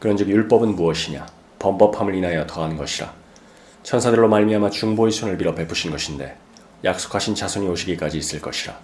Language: Korean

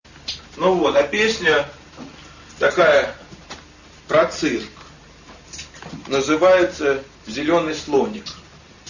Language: Russian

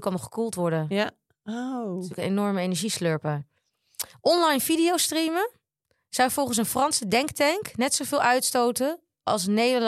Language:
Dutch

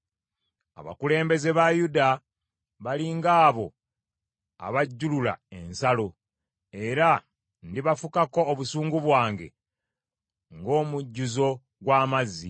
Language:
Ganda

